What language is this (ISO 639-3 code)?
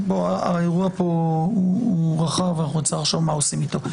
heb